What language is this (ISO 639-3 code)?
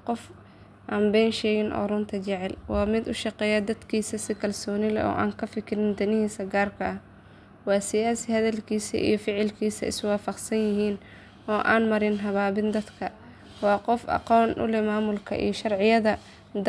som